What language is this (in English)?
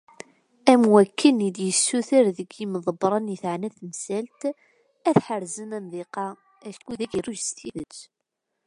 Kabyle